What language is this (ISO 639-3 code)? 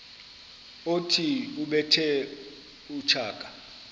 xho